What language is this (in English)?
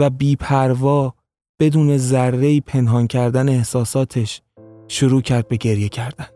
Persian